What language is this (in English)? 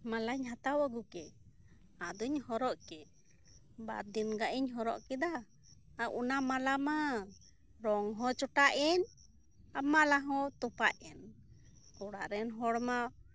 Santali